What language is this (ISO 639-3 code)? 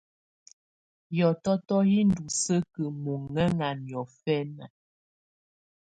tvu